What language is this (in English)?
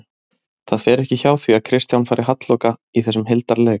Icelandic